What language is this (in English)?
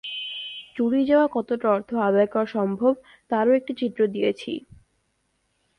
Bangla